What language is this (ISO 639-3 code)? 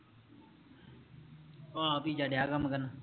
pan